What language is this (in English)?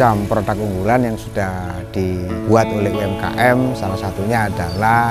Indonesian